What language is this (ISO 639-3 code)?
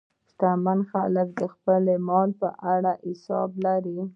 pus